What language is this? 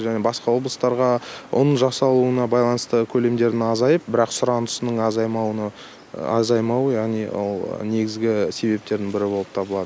Kazakh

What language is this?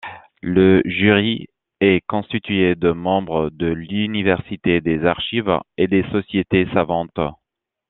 French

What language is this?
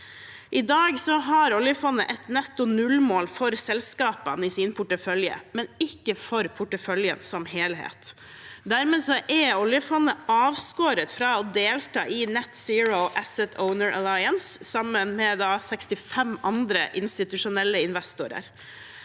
Norwegian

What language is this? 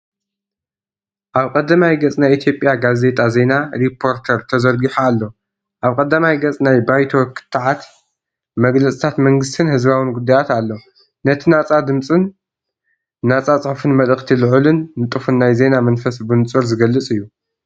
Tigrinya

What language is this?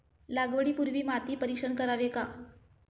Marathi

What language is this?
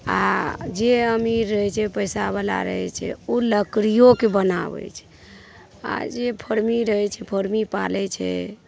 Maithili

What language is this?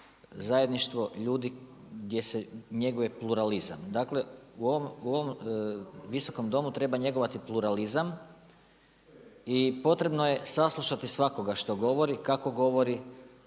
Croatian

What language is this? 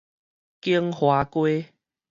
Min Nan Chinese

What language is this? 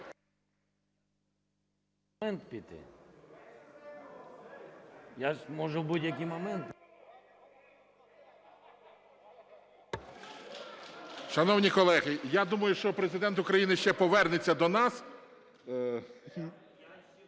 Ukrainian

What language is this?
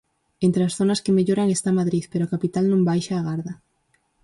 Galician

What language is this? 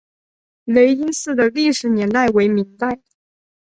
Chinese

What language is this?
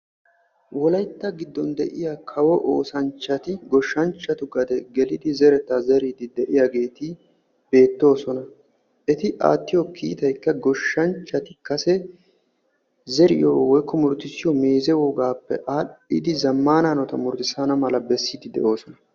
Wolaytta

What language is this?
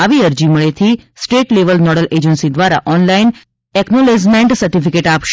Gujarati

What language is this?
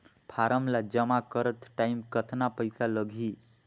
Chhattisgarhi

